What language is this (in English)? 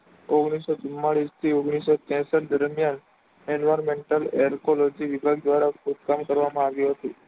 Gujarati